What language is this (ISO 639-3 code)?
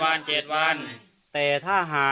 tha